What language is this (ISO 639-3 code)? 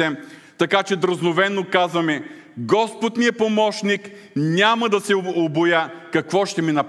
bul